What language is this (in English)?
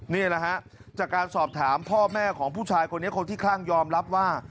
Thai